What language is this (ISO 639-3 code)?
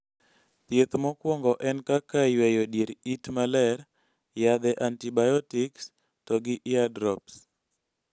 luo